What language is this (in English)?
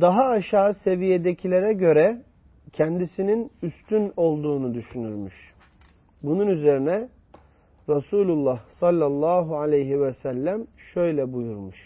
Turkish